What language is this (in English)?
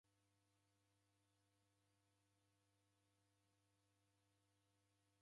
Taita